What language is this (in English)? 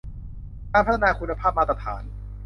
Thai